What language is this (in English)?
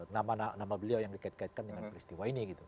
Indonesian